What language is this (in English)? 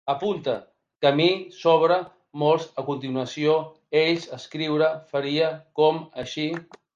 Catalan